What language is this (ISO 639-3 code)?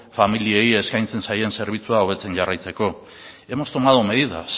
eus